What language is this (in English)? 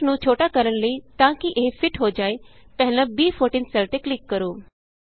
Punjabi